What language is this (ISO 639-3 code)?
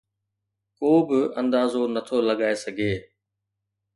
snd